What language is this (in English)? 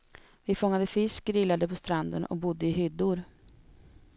Swedish